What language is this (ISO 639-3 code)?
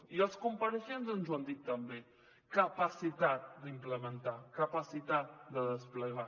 cat